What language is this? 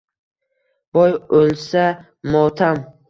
Uzbek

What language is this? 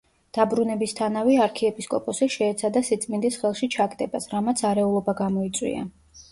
Georgian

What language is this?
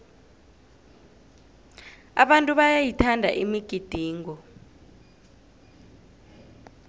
South Ndebele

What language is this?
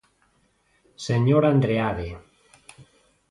Galician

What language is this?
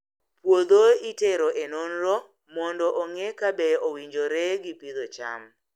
Luo (Kenya and Tanzania)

